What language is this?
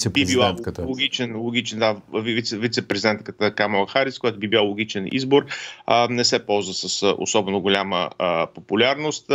Bulgarian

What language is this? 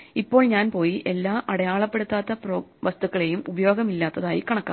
Malayalam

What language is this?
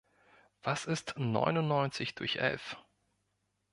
German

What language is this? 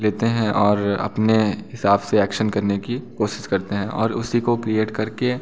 Hindi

